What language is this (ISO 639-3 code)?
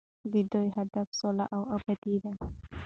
pus